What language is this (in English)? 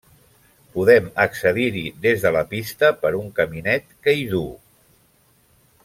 Catalan